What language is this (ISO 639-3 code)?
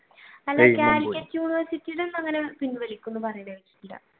mal